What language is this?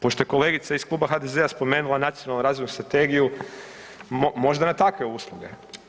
Croatian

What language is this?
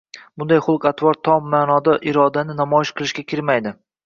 Uzbek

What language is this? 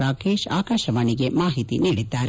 Kannada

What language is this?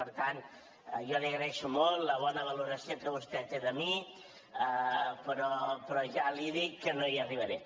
Catalan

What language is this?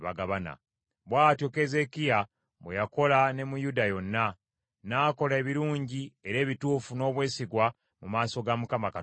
Ganda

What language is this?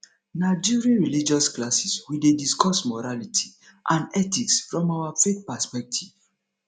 Nigerian Pidgin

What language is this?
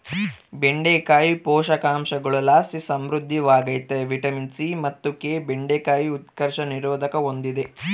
Kannada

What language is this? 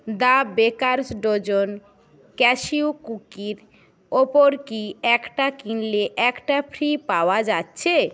Bangla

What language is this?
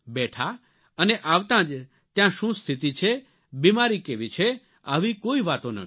Gujarati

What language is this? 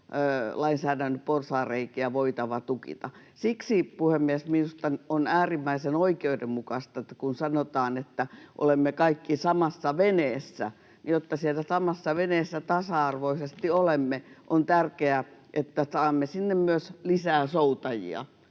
Finnish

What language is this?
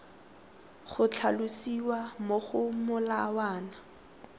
Tswana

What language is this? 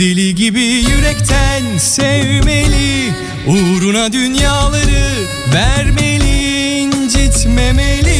Turkish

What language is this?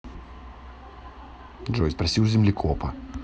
Russian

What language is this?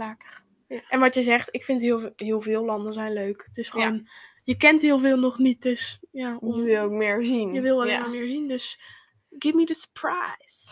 Dutch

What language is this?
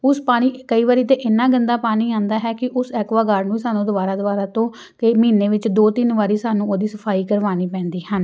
Punjabi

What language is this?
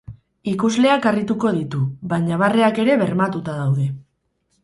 Basque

